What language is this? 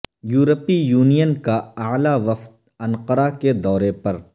Urdu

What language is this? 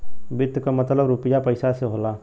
Bhojpuri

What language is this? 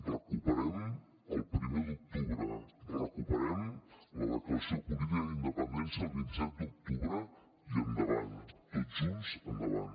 Catalan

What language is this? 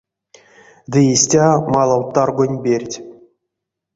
Erzya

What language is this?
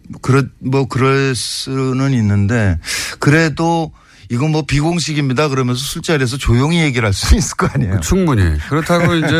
Korean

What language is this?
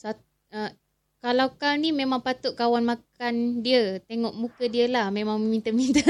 Malay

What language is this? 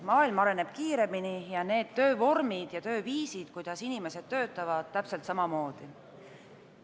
Estonian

